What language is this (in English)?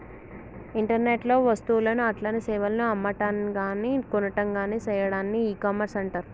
Telugu